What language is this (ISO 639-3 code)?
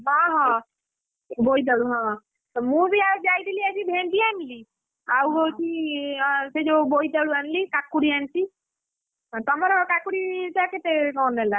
ori